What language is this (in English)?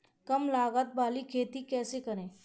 Hindi